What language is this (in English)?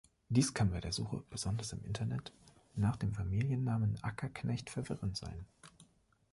German